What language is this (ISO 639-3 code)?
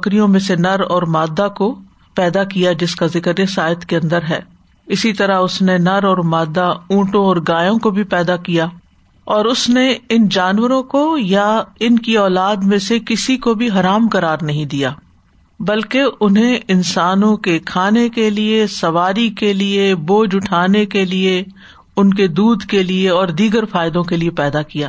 urd